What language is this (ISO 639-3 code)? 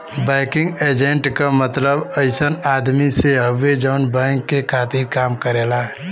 bho